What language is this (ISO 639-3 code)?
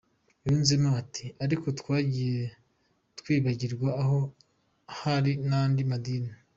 kin